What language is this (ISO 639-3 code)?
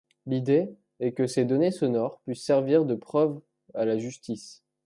fra